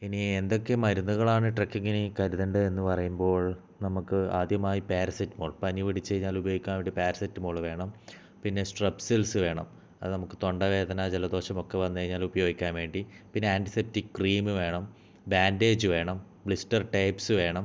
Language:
Malayalam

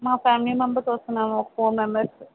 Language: Telugu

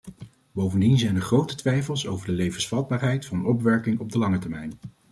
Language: Dutch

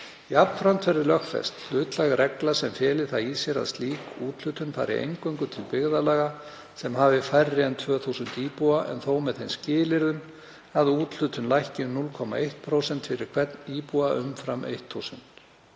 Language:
Icelandic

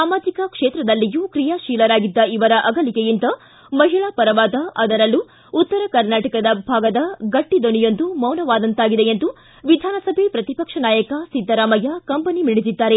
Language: Kannada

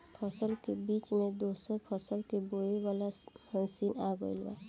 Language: Bhojpuri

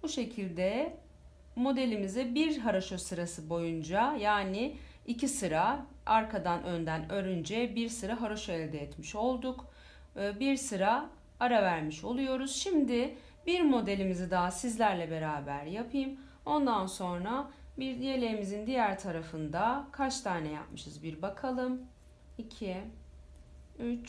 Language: Turkish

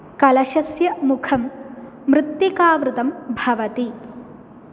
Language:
Sanskrit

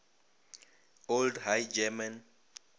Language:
Northern Sotho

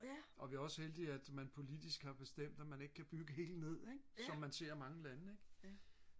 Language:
Danish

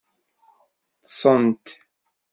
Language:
Kabyle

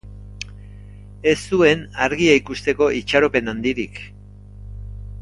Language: Basque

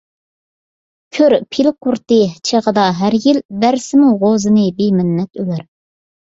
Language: Uyghur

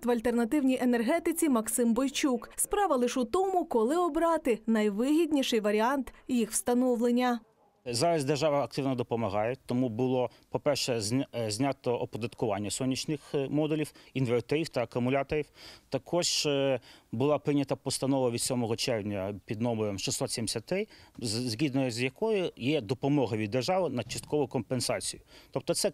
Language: Ukrainian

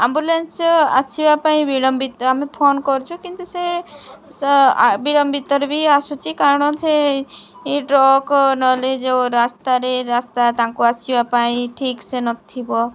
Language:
Odia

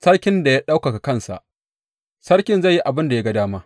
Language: Hausa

